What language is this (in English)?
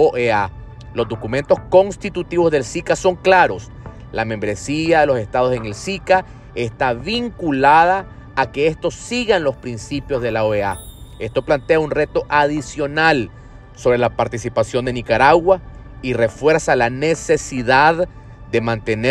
Spanish